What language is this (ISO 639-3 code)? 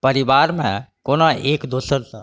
mai